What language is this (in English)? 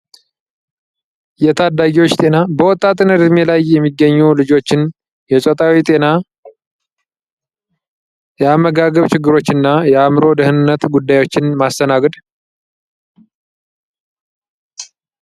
Amharic